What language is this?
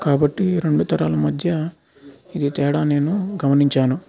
Telugu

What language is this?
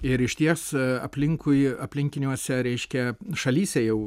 Lithuanian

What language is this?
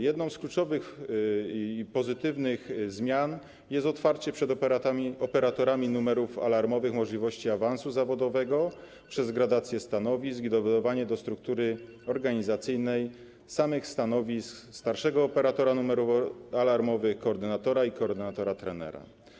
Polish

